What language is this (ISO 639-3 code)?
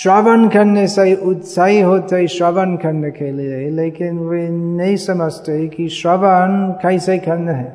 hin